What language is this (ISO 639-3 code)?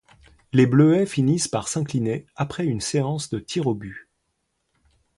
fra